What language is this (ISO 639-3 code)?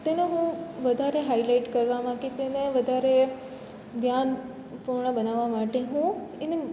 guj